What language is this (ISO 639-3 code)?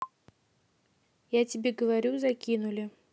rus